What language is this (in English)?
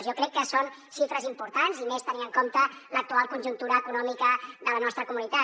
Catalan